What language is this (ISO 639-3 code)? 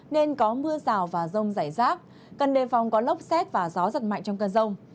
vie